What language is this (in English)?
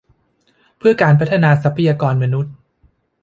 Thai